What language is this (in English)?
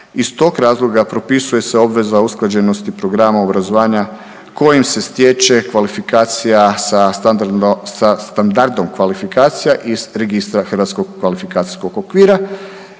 Croatian